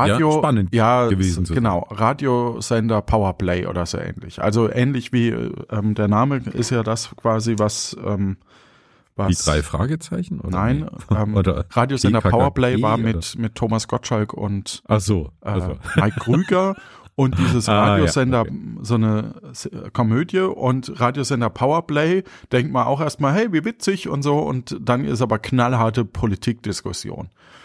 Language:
German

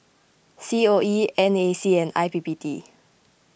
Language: English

